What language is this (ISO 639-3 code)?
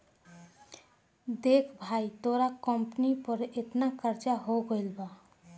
bho